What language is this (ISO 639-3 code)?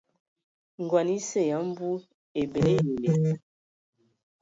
ewo